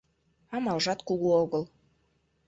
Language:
Mari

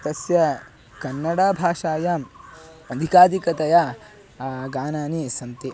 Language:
Sanskrit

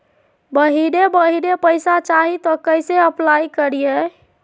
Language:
Magahi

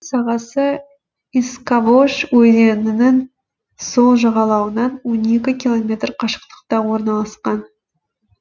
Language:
Kazakh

